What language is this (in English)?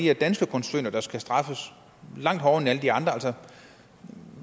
Danish